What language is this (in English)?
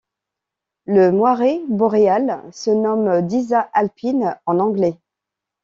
French